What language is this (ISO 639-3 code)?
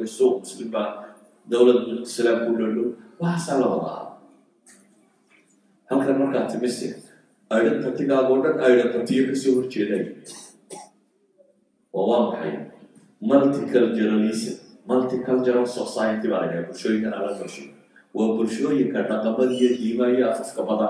ara